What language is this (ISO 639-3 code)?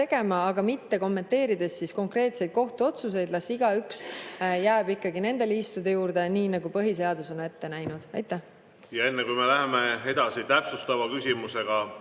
est